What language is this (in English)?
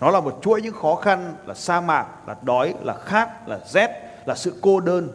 Vietnamese